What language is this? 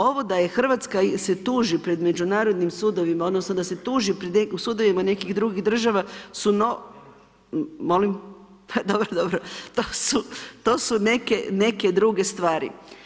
Croatian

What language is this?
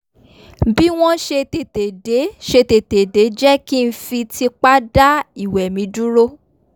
Yoruba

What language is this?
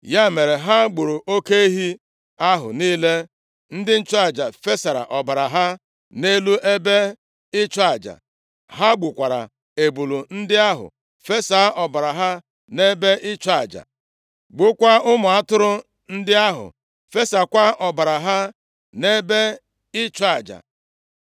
Igbo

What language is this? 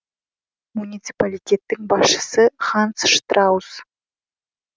Kazakh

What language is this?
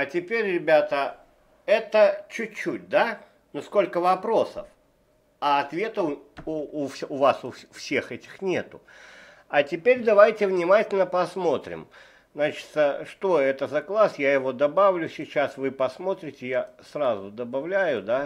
Russian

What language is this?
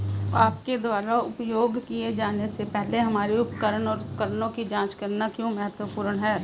Hindi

